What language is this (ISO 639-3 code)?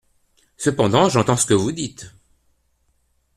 fra